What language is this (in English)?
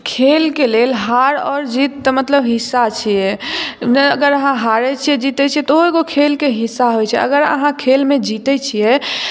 Maithili